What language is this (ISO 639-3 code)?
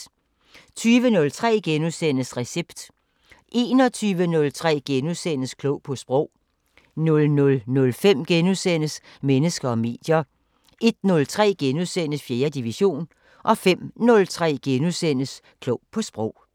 dan